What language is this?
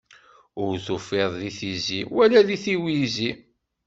Kabyle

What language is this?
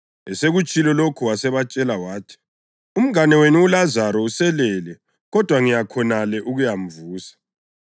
North Ndebele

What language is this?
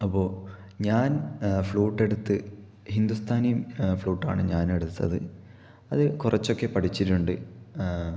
Malayalam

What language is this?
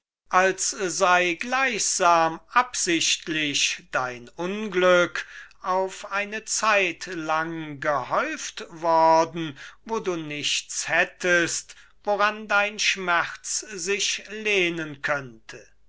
German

